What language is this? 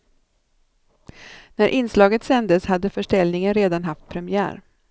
Swedish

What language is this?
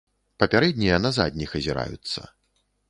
Belarusian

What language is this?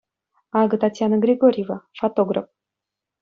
Chuvash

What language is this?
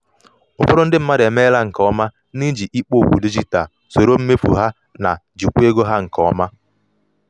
Igbo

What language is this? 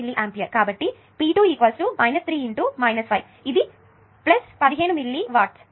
Telugu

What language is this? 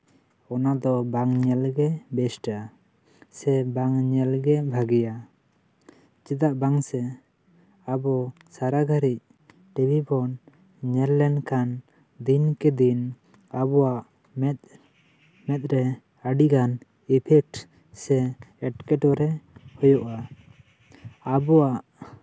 Santali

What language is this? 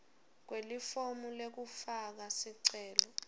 Swati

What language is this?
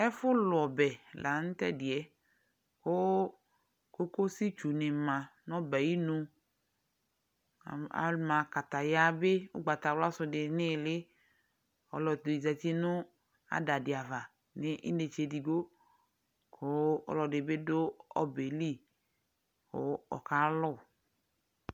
Ikposo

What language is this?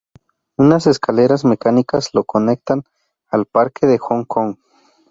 Spanish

